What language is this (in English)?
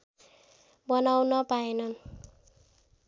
Nepali